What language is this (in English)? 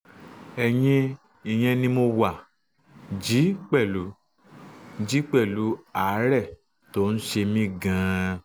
Yoruba